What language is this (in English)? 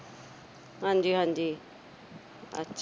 Punjabi